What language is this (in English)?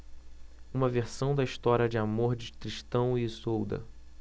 Portuguese